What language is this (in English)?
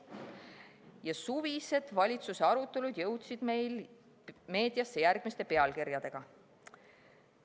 Estonian